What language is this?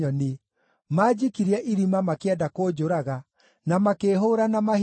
Kikuyu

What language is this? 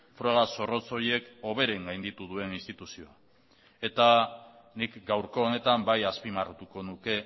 Basque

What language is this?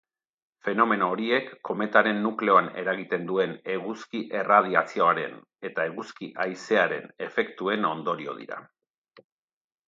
Basque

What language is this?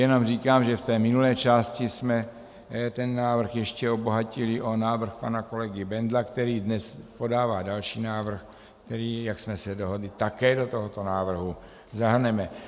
Czech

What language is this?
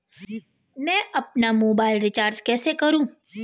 Hindi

